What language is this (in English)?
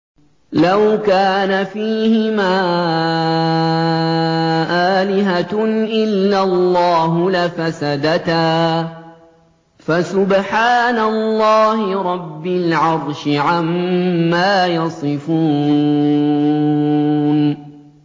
Arabic